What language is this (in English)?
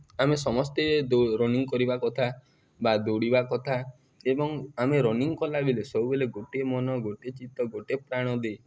Odia